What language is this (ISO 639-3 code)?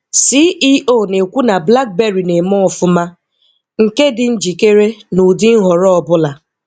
ibo